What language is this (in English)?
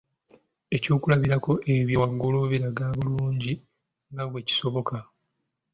Ganda